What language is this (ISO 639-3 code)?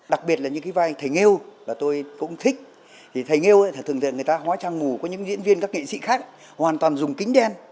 vie